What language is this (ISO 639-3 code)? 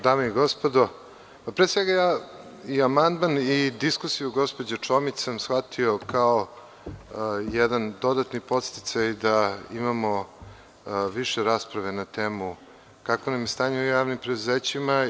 srp